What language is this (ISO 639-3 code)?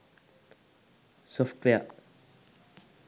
sin